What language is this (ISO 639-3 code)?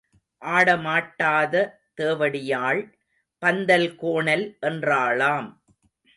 tam